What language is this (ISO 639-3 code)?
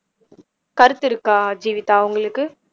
tam